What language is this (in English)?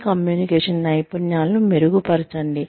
Telugu